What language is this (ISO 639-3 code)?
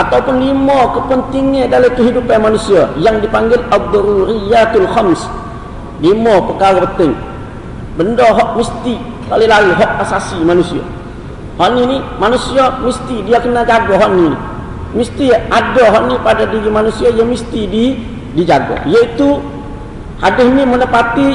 msa